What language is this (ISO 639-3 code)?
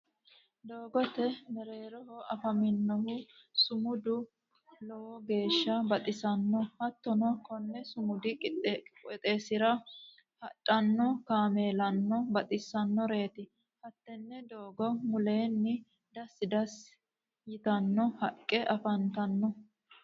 sid